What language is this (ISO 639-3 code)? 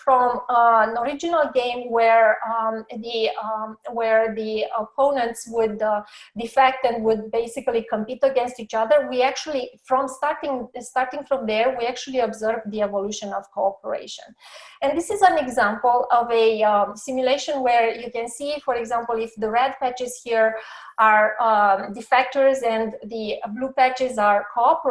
eng